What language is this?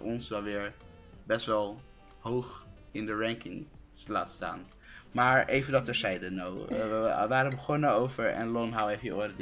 Dutch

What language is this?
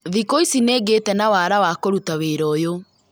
Kikuyu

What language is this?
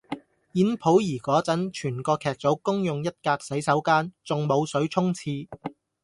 Cantonese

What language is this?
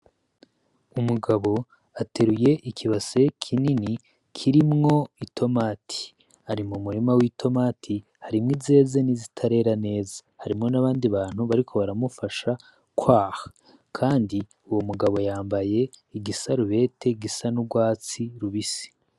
Rundi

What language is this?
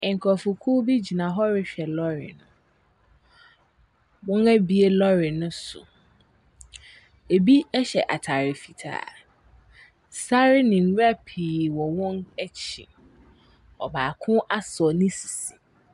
Akan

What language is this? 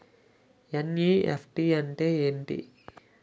Telugu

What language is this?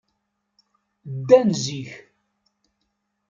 Kabyle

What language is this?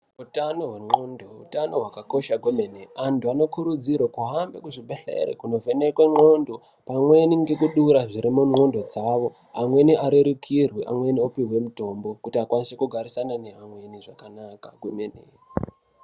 Ndau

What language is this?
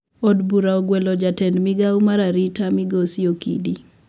Luo (Kenya and Tanzania)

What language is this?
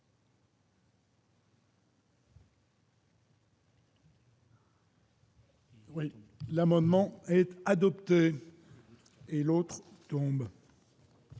French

